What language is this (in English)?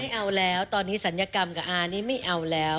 Thai